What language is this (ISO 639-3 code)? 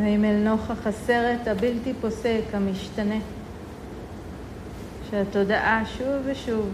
heb